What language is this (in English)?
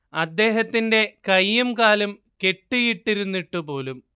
Malayalam